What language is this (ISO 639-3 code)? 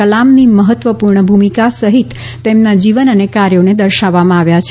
guj